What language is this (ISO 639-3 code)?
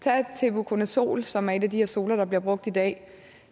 dan